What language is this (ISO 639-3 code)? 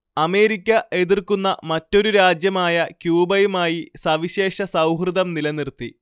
mal